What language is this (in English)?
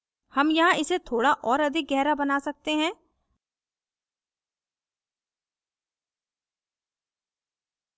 Hindi